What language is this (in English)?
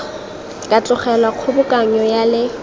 Tswana